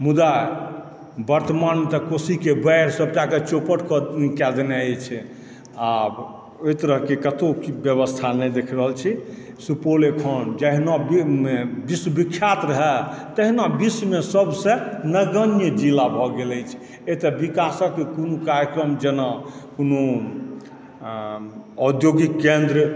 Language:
Maithili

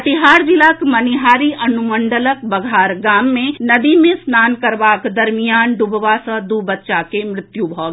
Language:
Maithili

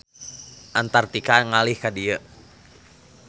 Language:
Sundanese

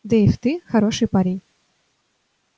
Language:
Russian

